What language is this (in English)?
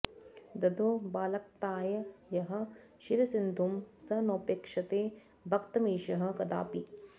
Sanskrit